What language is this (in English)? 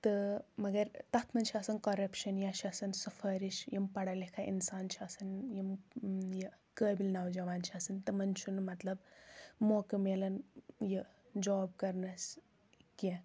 Kashmiri